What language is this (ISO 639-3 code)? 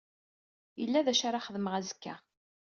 kab